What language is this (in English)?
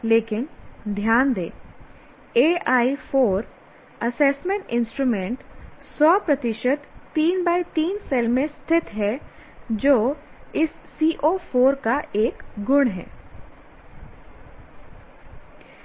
Hindi